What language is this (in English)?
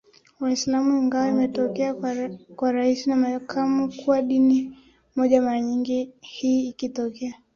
Swahili